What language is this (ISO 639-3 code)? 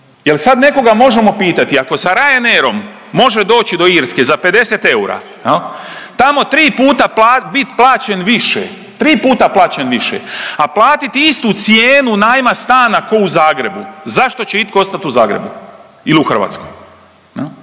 hrv